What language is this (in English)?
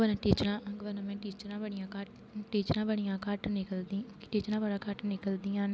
Dogri